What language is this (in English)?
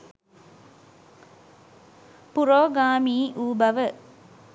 Sinhala